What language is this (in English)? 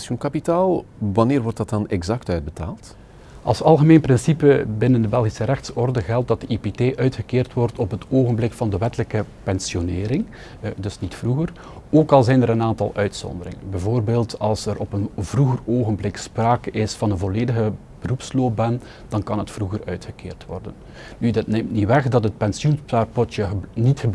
Dutch